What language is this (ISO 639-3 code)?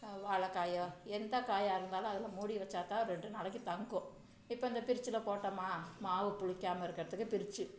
tam